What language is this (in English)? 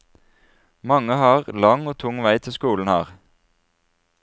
Norwegian